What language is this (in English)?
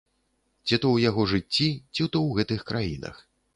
Belarusian